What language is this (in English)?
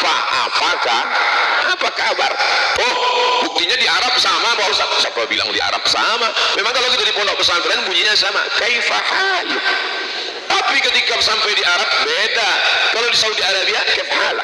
Indonesian